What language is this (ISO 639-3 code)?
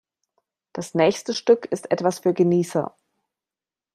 deu